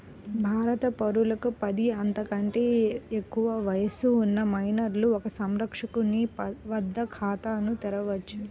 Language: Telugu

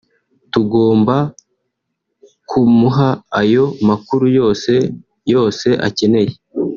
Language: Kinyarwanda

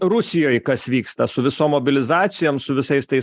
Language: Lithuanian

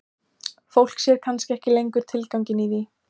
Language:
Icelandic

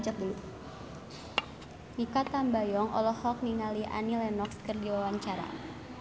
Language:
Sundanese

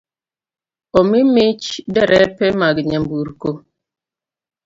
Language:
Luo (Kenya and Tanzania)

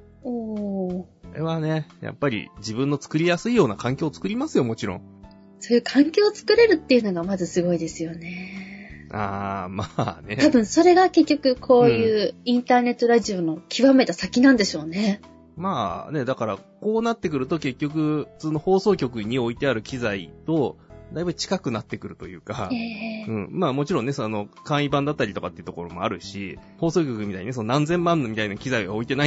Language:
Japanese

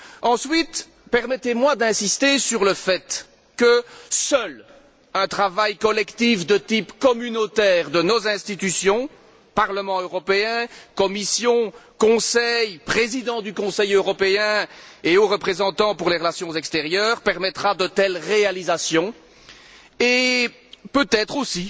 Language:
French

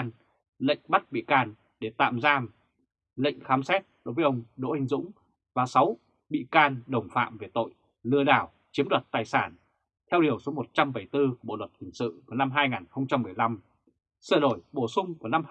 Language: Vietnamese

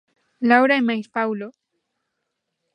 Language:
Galician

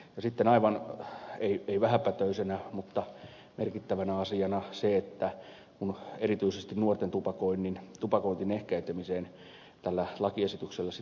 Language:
Finnish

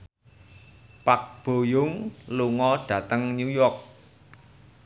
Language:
Javanese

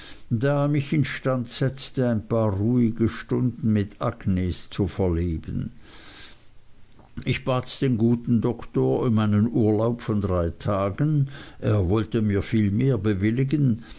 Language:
German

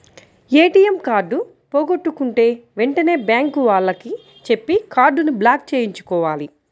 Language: Telugu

